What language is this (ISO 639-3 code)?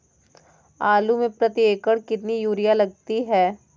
hin